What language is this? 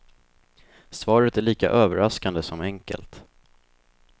Swedish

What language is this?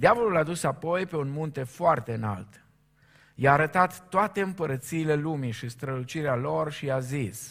Romanian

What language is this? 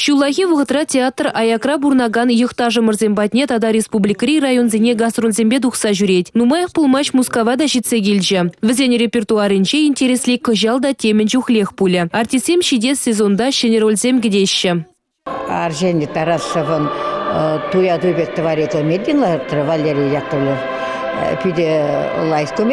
Russian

